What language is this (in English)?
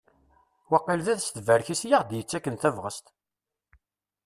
Kabyle